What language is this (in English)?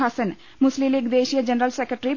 Malayalam